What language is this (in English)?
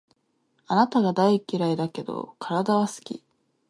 Japanese